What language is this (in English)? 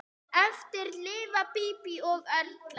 Icelandic